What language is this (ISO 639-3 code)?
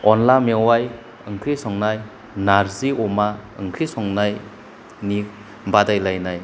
brx